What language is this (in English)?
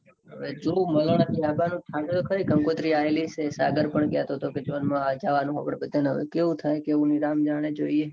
Gujarati